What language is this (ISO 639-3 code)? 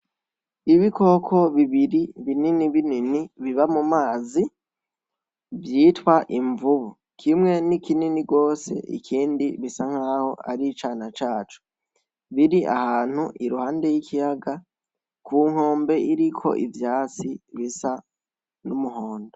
run